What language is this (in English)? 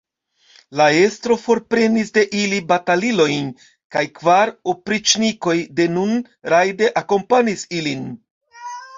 Esperanto